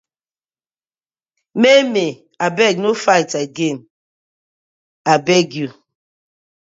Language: Nigerian Pidgin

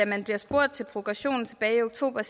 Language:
Danish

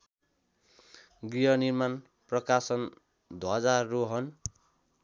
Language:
Nepali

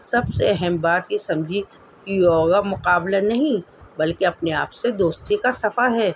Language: Urdu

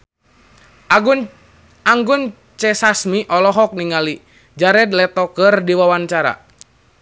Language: Sundanese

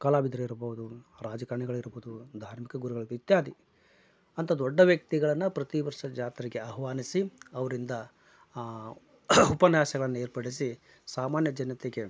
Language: Kannada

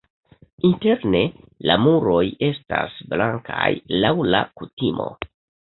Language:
Esperanto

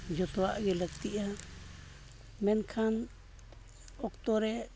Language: Santali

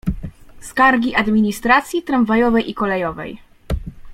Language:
Polish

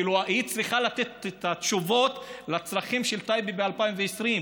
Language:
Hebrew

